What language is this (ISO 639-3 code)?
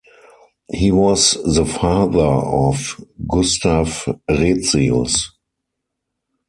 eng